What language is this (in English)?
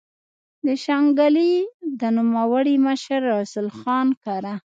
Pashto